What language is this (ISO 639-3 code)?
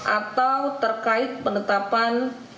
ind